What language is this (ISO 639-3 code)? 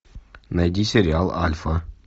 rus